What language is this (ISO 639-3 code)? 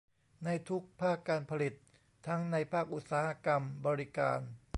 tha